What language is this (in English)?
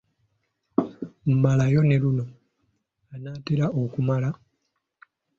Ganda